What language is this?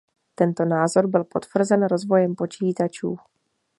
Czech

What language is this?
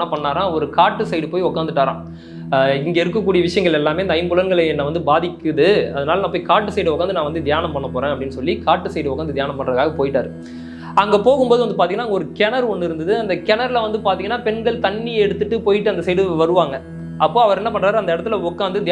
Turkish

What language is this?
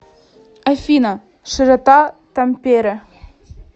Russian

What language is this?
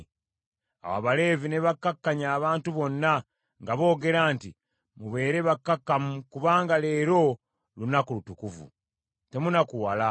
Ganda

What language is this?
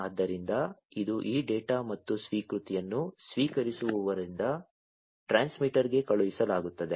Kannada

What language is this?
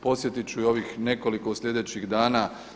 Croatian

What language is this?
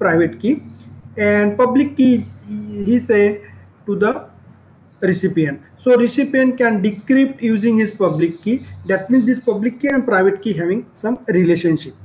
English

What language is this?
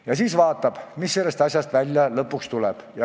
Estonian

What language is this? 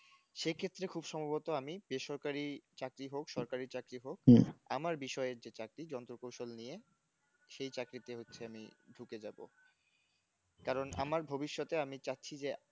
Bangla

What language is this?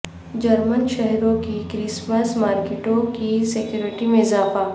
Urdu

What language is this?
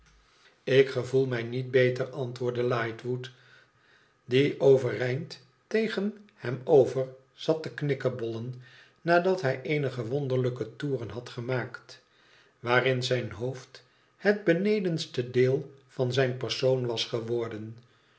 Dutch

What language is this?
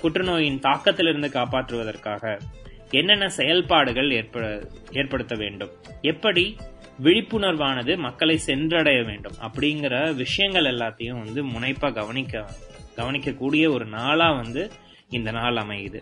Tamil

